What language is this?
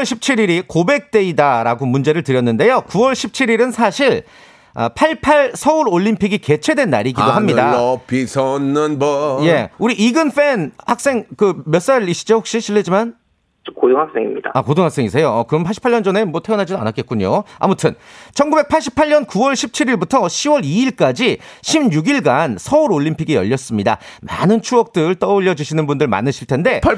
Korean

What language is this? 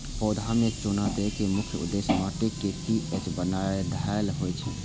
Maithili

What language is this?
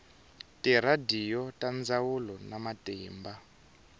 Tsonga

